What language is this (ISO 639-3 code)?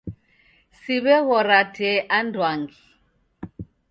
dav